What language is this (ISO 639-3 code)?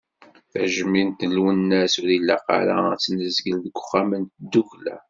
kab